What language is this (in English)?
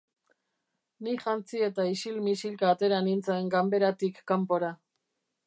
Basque